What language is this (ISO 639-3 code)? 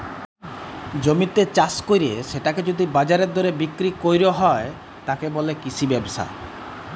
ben